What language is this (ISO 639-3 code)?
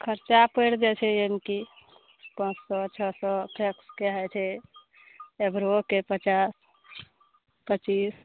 mai